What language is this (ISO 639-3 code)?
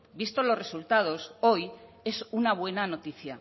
spa